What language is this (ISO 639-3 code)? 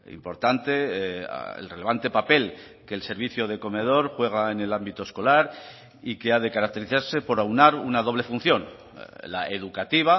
spa